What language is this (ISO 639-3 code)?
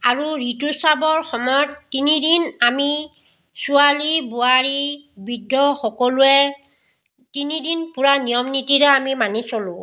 asm